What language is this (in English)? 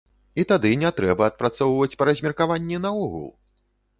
Belarusian